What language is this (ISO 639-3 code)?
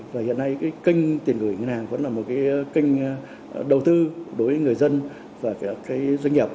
vie